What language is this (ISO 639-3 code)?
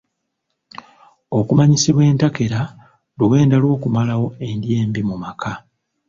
lug